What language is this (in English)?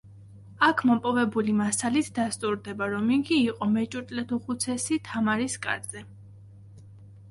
Georgian